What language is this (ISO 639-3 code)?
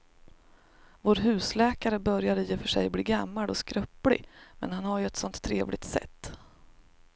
swe